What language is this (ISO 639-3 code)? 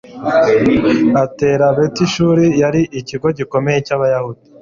kin